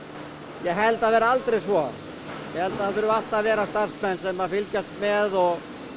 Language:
Icelandic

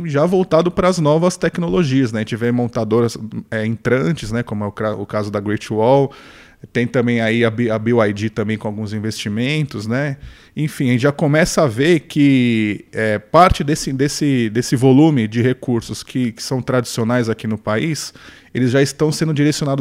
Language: Portuguese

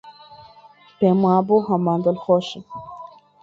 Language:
Central Kurdish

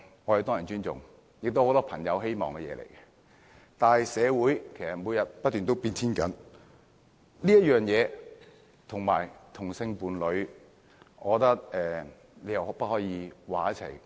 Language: Cantonese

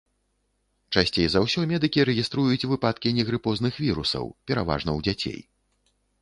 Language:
Belarusian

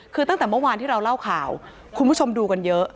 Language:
Thai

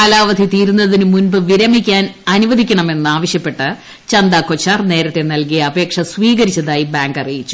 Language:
Malayalam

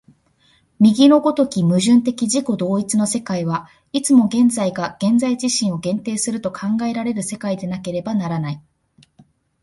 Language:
Japanese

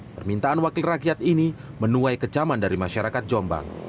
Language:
Indonesian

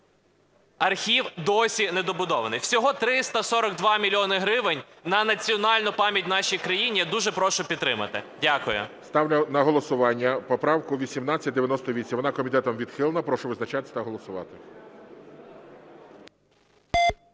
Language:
Ukrainian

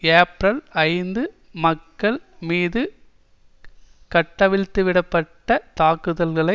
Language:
Tamil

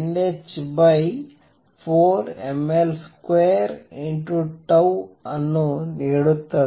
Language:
Kannada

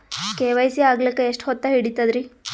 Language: Kannada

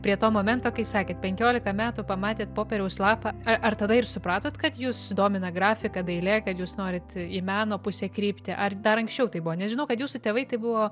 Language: Lithuanian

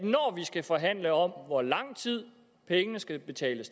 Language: Danish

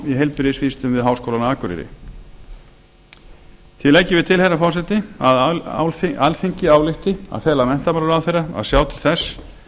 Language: Icelandic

